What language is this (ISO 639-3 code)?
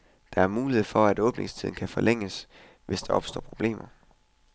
dan